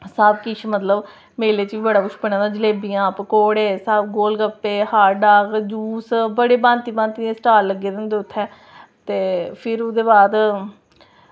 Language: Dogri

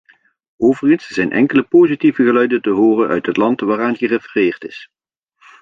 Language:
Dutch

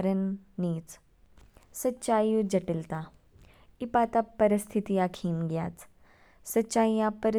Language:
Kinnauri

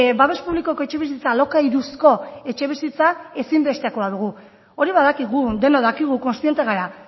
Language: Basque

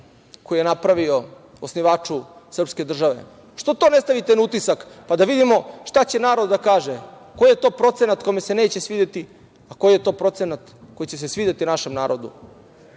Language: Serbian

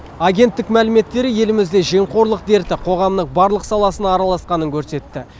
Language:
Kazakh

